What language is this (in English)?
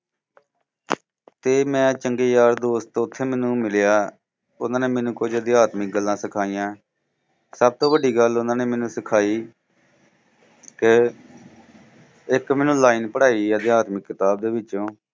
Punjabi